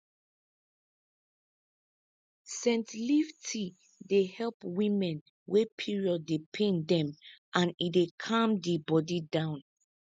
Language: Nigerian Pidgin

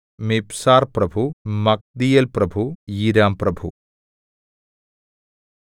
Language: Malayalam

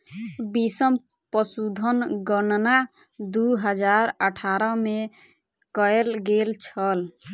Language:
Maithili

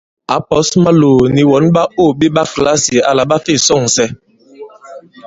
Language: Bankon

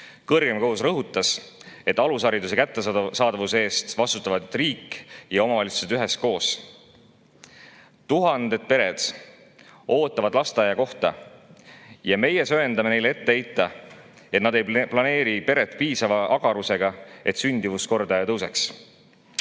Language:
Estonian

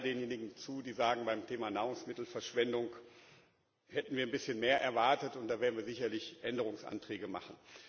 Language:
German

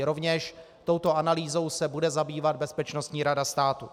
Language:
Czech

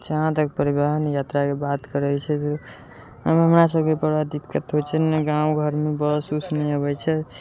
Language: Maithili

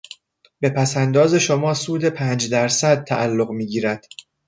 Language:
Persian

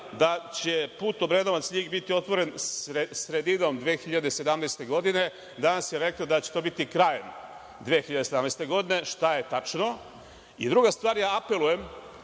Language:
Serbian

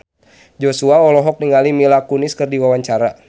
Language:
Sundanese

